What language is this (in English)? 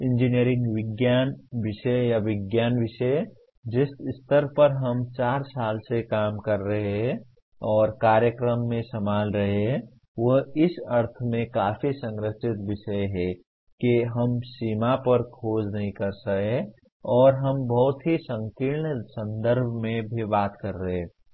Hindi